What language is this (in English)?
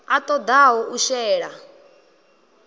Venda